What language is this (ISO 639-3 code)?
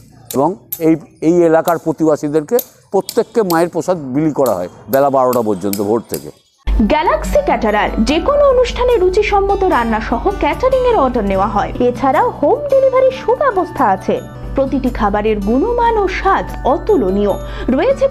hin